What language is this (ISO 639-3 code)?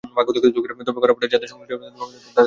ben